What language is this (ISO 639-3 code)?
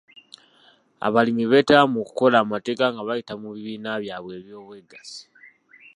lug